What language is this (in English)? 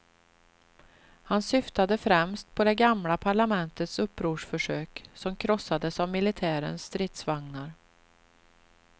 Swedish